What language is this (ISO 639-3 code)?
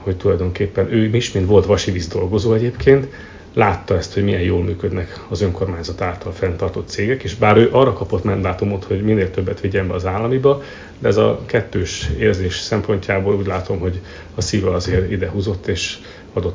hun